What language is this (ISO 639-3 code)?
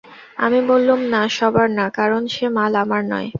ben